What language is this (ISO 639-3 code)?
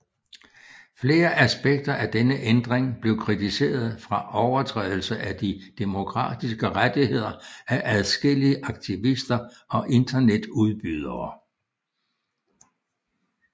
dan